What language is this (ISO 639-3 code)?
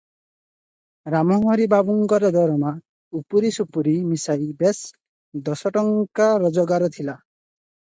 ori